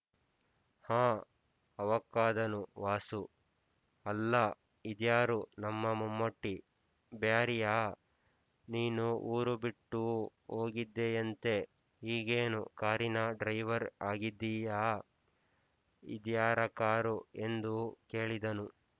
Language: Kannada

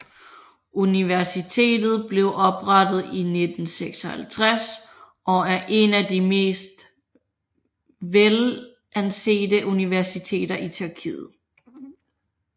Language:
Danish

